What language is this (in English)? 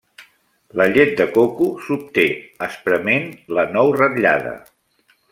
Catalan